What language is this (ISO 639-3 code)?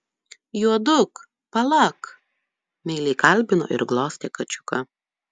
lit